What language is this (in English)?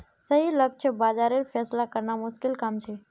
Magahi